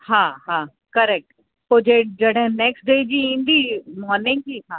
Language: Sindhi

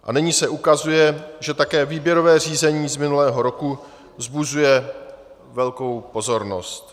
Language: Czech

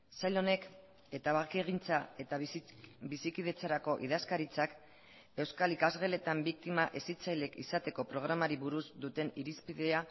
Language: Basque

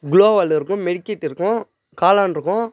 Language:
Tamil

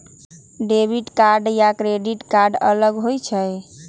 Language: Magahi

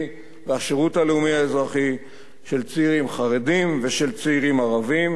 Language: Hebrew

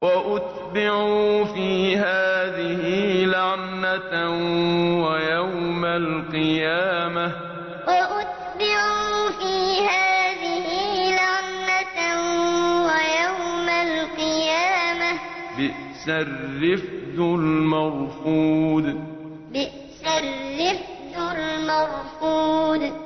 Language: Arabic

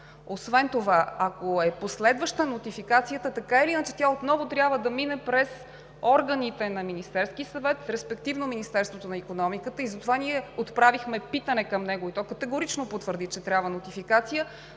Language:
Bulgarian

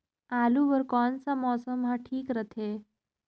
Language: Chhattisgarhi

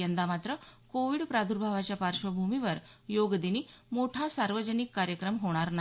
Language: Marathi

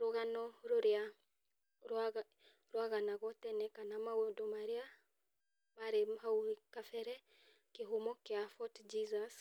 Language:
Kikuyu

